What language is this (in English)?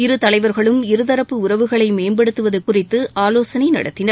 Tamil